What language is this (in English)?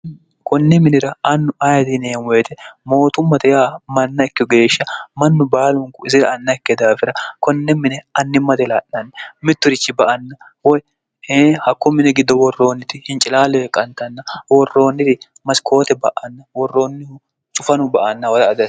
Sidamo